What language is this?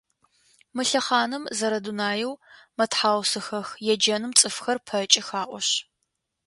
Adyghe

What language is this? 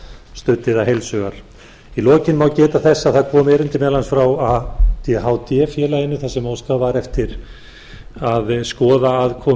Icelandic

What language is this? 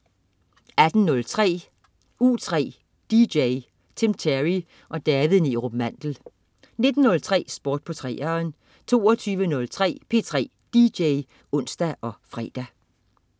Danish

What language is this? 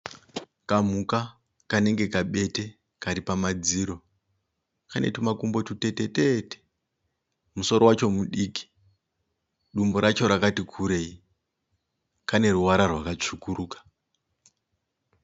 Shona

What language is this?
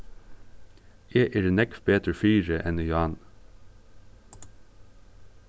Faroese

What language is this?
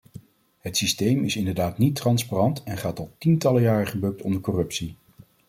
Dutch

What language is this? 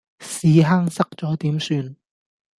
Cantonese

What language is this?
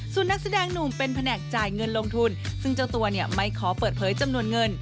Thai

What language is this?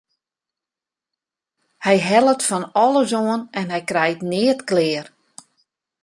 Western Frisian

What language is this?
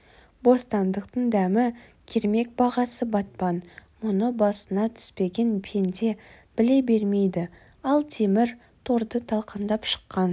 Kazakh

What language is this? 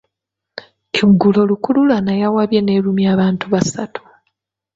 Ganda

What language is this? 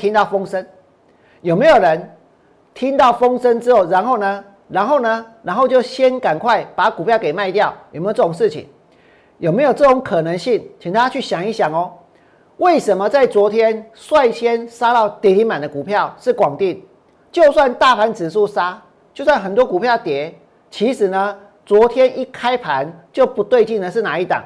Chinese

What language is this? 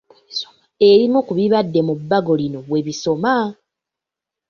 Ganda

